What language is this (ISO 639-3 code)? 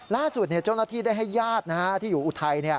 tha